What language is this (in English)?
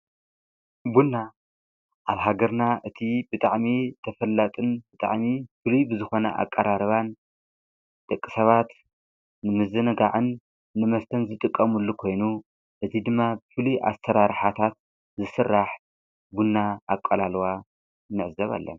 Tigrinya